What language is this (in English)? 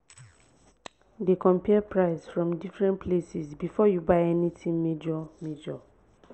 Nigerian Pidgin